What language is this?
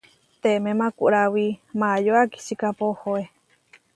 Huarijio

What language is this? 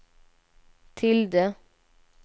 Swedish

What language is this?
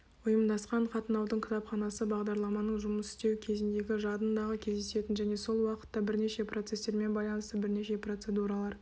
Kazakh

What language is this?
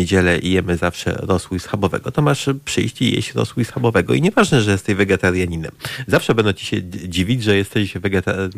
Polish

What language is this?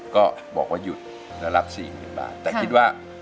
Thai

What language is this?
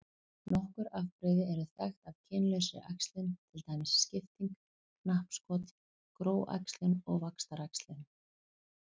Icelandic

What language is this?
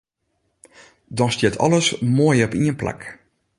Western Frisian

